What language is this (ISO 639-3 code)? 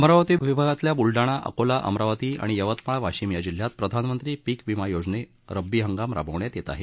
mar